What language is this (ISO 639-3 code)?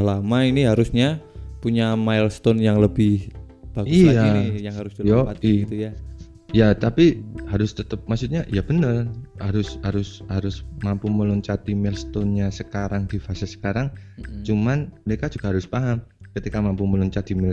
ind